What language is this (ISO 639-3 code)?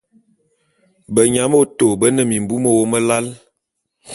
bum